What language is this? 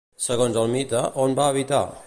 Catalan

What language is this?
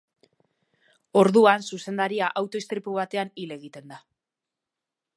Basque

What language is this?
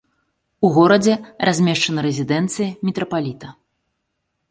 Belarusian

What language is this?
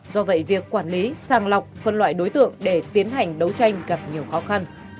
Vietnamese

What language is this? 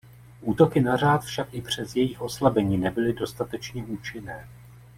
Czech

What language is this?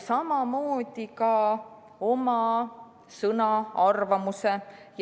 Estonian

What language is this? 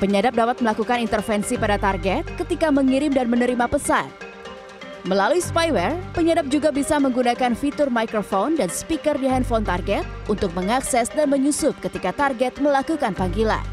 Indonesian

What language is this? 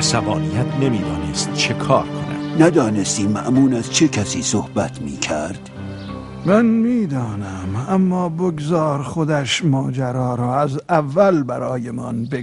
Persian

